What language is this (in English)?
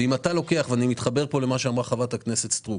Hebrew